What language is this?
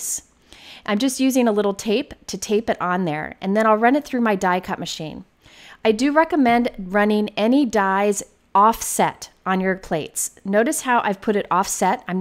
English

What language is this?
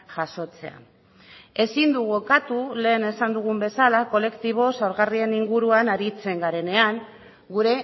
Basque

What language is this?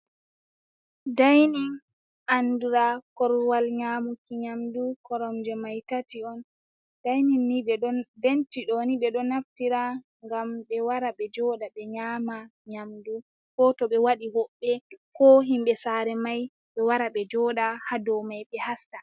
Fula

